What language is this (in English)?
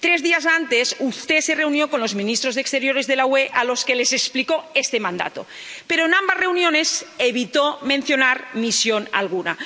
Spanish